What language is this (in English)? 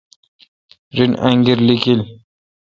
Kalkoti